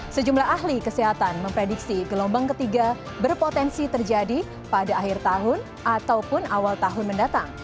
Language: Indonesian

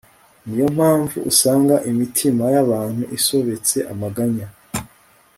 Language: Kinyarwanda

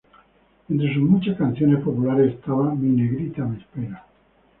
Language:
Spanish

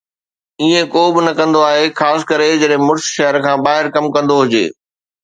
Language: Sindhi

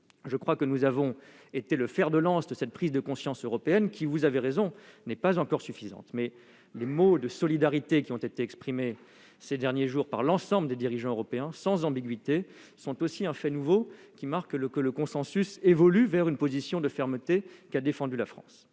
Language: French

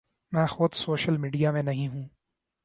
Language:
Urdu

